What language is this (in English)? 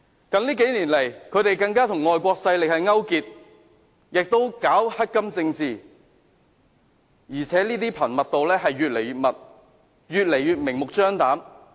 Cantonese